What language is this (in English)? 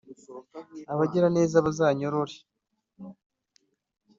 Kinyarwanda